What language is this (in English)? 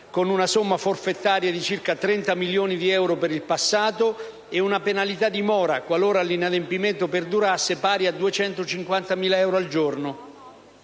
Italian